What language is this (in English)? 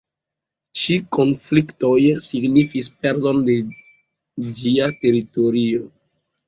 Esperanto